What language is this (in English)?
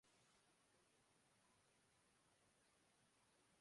Urdu